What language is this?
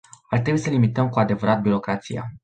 Romanian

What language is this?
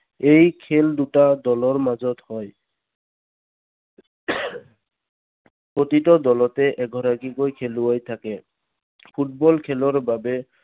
Assamese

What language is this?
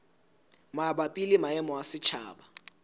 Southern Sotho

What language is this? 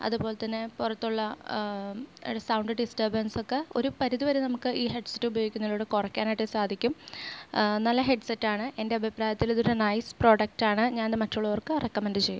Malayalam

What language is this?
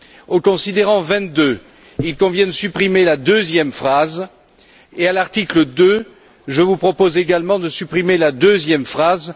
French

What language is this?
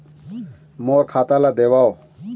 Chhattisgarhi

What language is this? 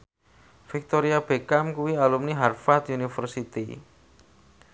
Javanese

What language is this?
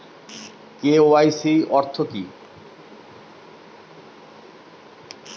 Bangla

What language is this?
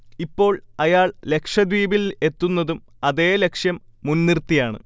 Malayalam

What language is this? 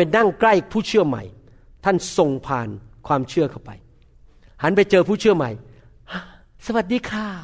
Thai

